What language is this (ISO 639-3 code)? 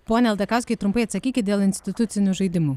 lit